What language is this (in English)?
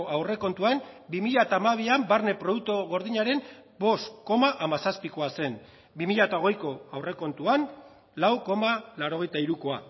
Basque